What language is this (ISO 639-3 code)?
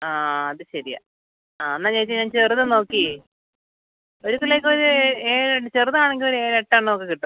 mal